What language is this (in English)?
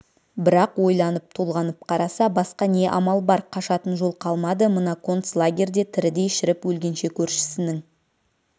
Kazakh